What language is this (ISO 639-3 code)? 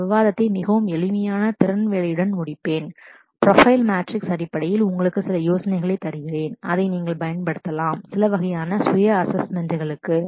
tam